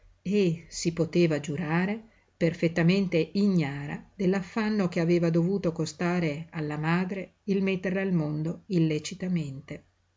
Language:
Italian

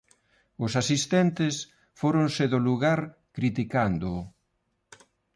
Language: Galician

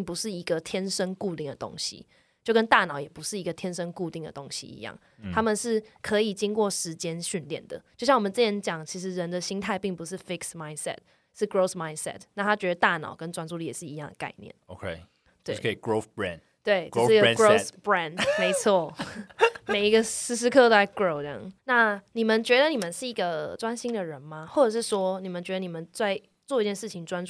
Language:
Chinese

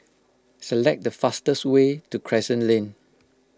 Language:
English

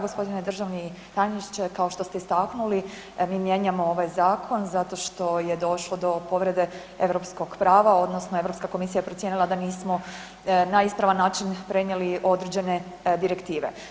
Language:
Croatian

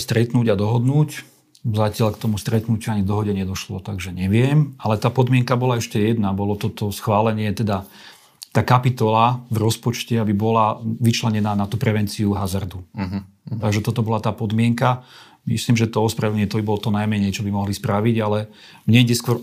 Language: Slovak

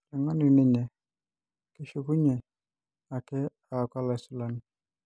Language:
Masai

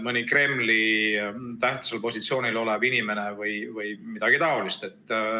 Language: Estonian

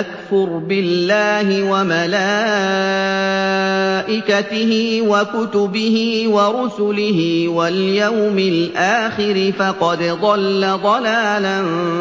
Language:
Arabic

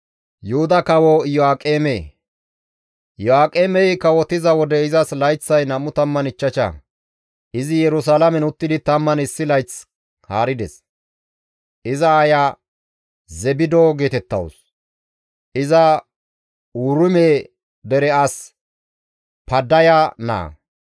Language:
Gamo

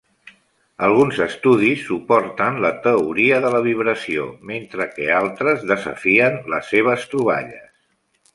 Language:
Catalan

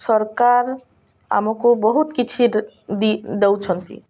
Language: Odia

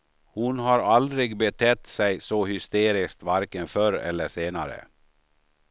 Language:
Swedish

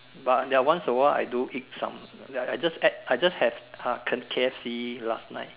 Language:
English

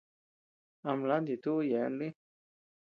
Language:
Tepeuxila Cuicatec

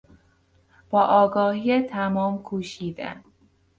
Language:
Persian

